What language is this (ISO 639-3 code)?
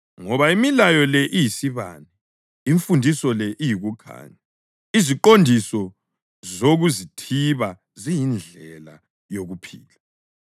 nde